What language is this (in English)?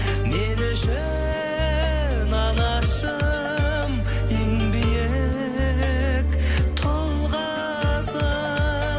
Kazakh